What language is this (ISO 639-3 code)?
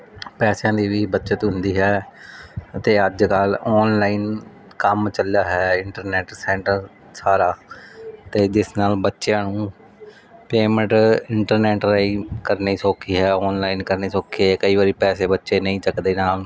pan